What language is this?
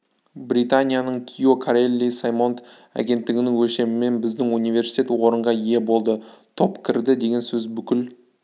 Kazakh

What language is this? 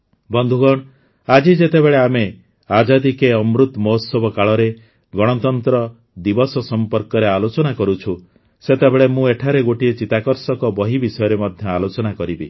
Odia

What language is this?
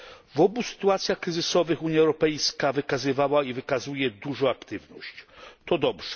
Polish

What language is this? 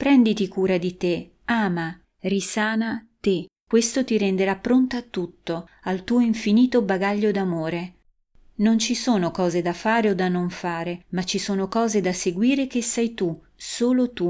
Italian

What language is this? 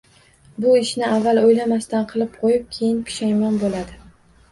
Uzbek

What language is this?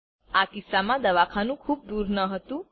Gujarati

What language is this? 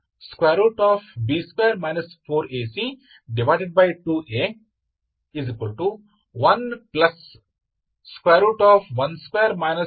Kannada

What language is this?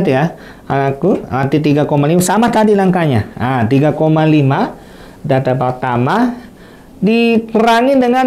Indonesian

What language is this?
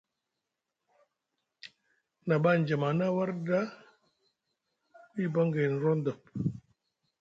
Musgu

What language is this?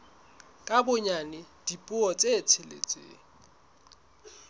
Southern Sotho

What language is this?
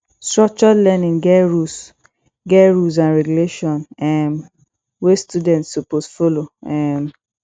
Nigerian Pidgin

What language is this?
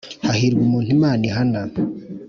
Kinyarwanda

